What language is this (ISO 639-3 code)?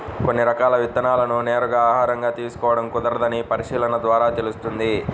tel